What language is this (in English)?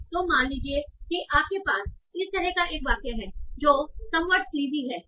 Hindi